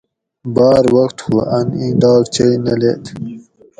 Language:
Gawri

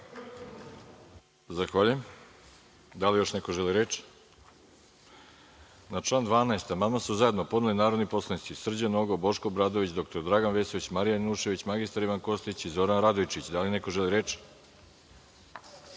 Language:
Serbian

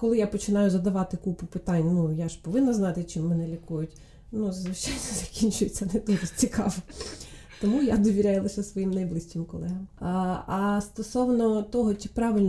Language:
Ukrainian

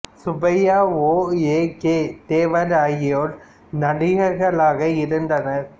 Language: Tamil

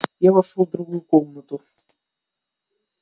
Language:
Russian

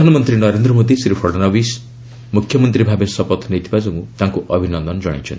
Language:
Odia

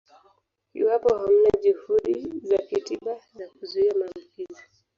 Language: Swahili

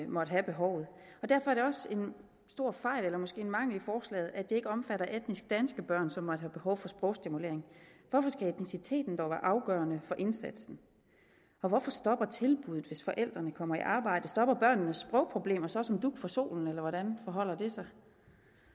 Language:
Danish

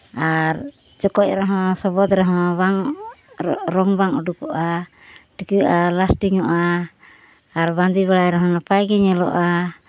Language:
Santali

